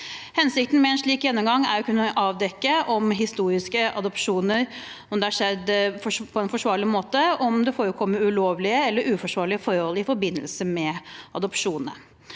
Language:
Norwegian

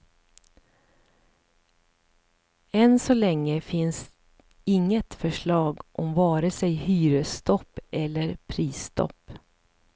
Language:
Swedish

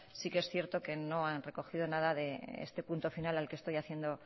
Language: Spanish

